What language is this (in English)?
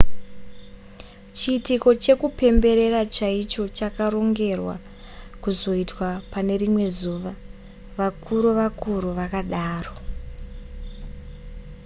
Shona